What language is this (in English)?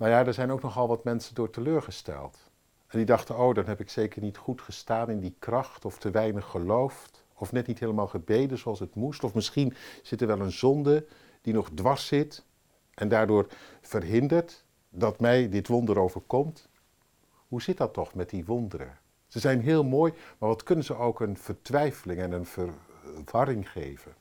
Dutch